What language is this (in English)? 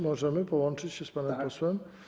Polish